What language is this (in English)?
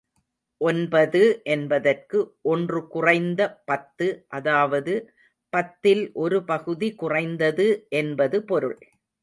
Tamil